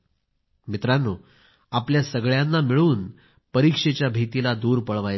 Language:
Marathi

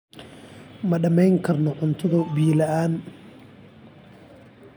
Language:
Somali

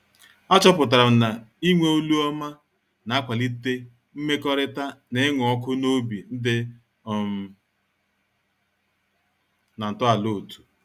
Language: Igbo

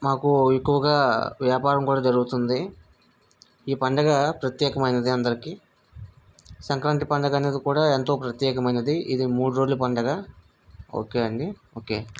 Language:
Telugu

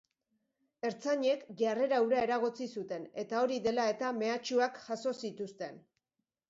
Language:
Basque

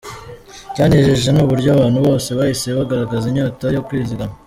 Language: Kinyarwanda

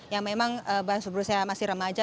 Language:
Indonesian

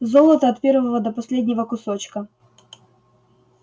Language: Russian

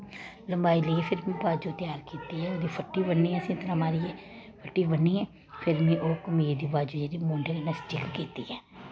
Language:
Dogri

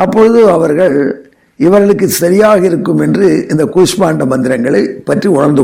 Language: Tamil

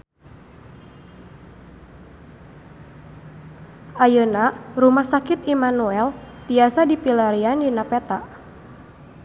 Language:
Sundanese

